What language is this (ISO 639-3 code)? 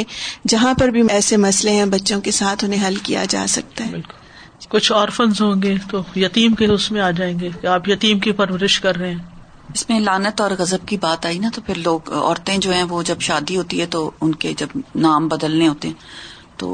urd